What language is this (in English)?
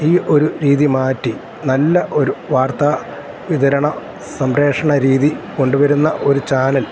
Malayalam